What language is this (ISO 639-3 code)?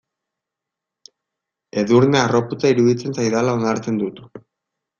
eus